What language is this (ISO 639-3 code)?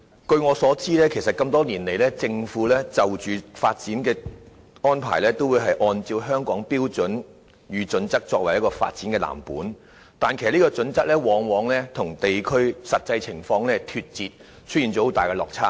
yue